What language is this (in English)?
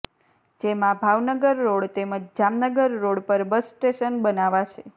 Gujarati